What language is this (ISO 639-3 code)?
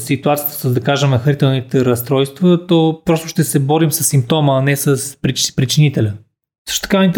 bul